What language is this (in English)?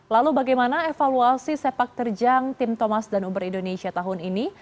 Indonesian